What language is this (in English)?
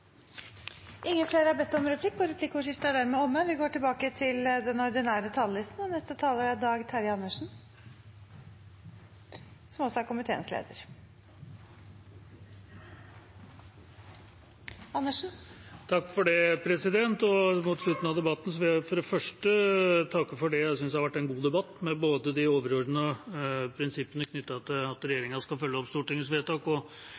Norwegian